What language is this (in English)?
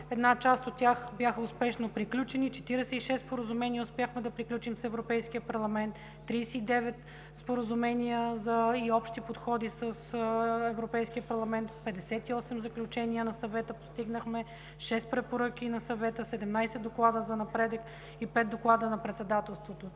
Bulgarian